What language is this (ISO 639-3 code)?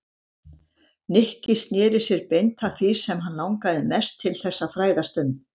isl